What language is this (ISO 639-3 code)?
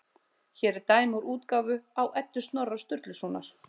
isl